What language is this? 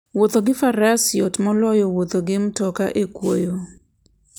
Luo (Kenya and Tanzania)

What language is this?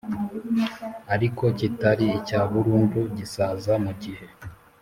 Kinyarwanda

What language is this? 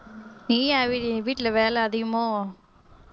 Tamil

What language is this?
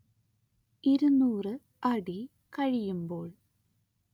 Malayalam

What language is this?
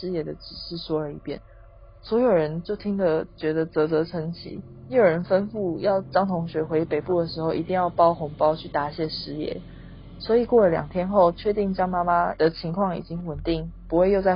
Chinese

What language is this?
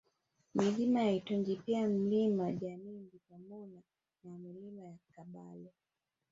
Swahili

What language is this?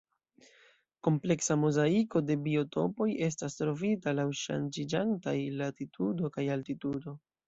Esperanto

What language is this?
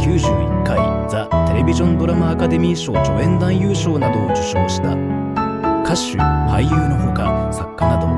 Japanese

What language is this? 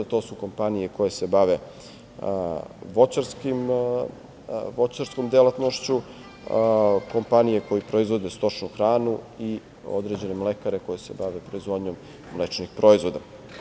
Serbian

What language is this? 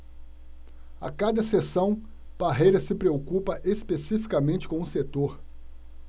Portuguese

